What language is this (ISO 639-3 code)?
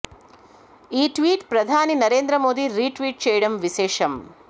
tel